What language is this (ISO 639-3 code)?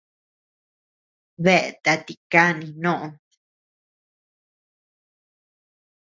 cux